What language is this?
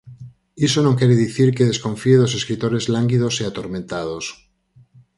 Galician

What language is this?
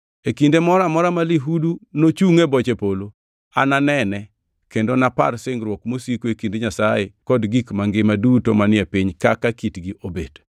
Luo (Kenya and Tanzania)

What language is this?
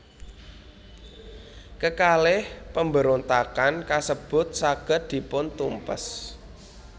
Javanese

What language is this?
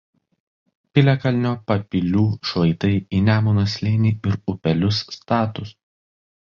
Lithuanian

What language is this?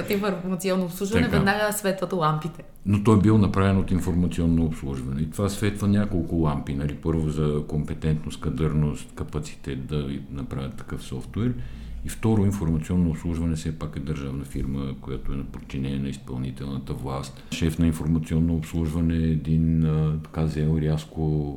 Bulgarian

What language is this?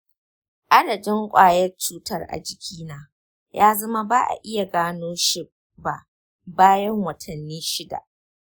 Hausa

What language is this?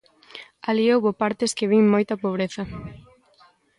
Galician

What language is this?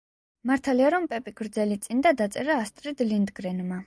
Georgian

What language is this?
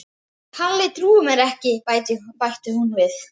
Icelandic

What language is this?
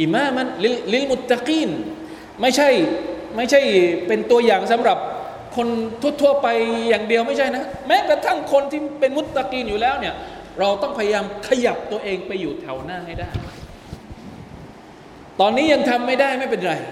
Thai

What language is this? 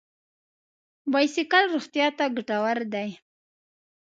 Pashto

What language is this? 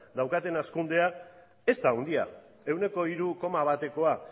Basque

